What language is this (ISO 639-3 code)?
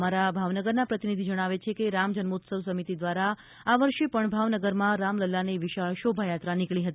guj